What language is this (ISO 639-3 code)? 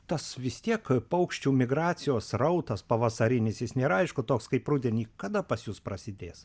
lit